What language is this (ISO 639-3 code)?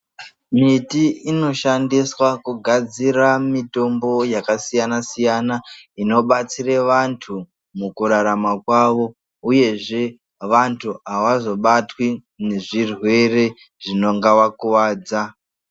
ndc